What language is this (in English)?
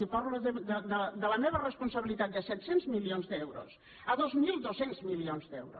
Catalan